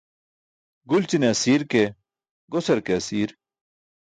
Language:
Burushaski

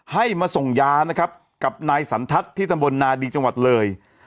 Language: Thai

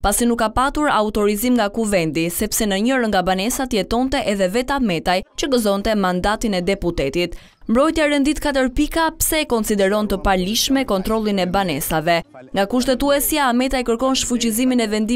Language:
Romanian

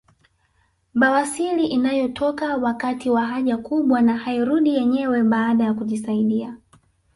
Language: Swahili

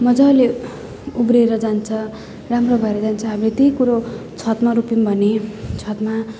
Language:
Nepali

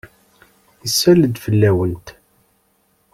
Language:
Kabyle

